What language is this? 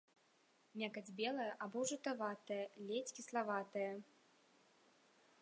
Belarusian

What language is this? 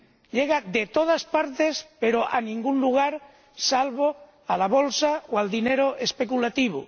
Spanish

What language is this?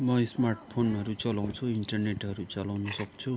Nepali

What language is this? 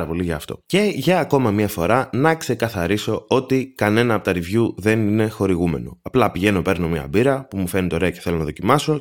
Greek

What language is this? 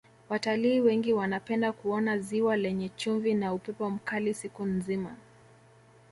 Swahili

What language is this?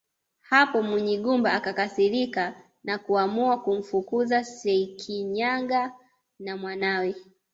Swahili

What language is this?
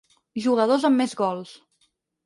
Catalan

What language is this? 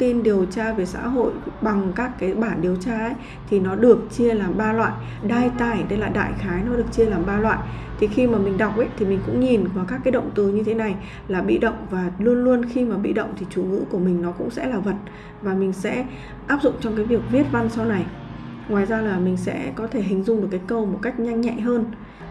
Vietnamese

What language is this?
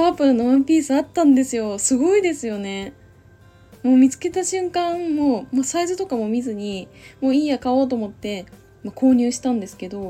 Japanese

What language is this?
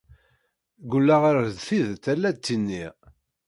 Kabyle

